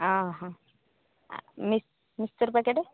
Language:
Odia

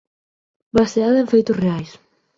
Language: Galician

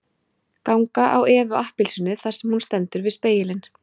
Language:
Icelandic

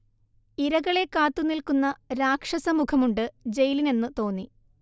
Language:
Malayalam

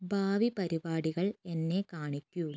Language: Malayalam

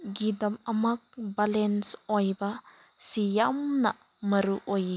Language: Manipuri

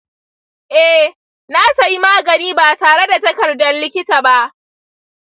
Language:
Hausa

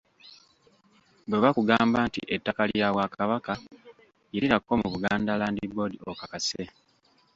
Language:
Ganda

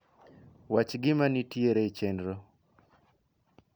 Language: Luo (Kenya and Tanzania)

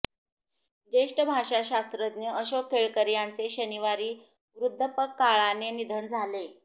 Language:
Marathi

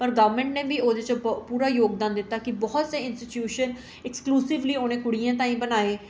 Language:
Dogri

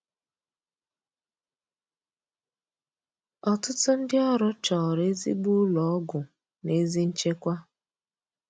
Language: Igbo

